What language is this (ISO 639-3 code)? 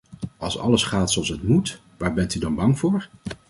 nld